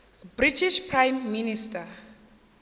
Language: Northern Sotho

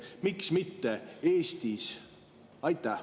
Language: Estonian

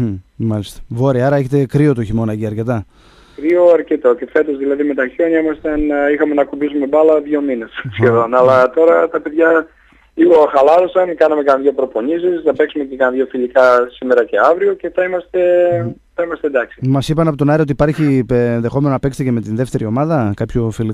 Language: Greek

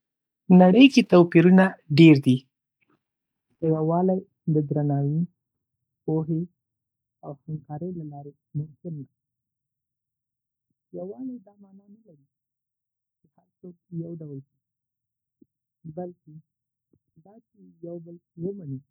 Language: Pashto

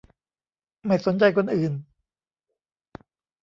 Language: Thai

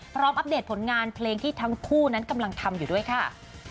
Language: Thai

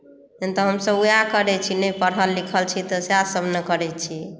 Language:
Maithili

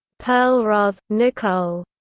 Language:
English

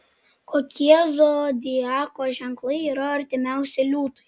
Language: Lithuanian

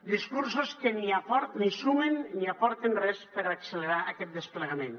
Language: Catalan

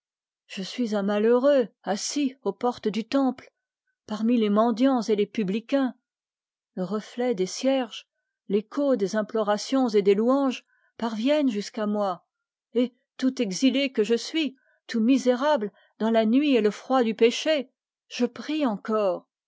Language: French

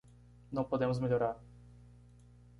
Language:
Portuguese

